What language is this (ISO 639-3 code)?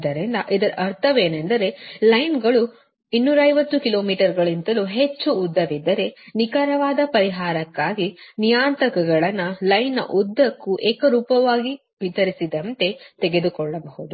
kan